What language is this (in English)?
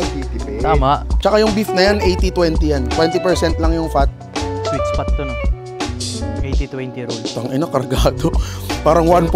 Filipino